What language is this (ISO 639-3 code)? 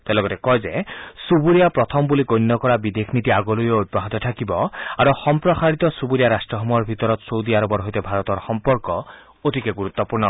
asm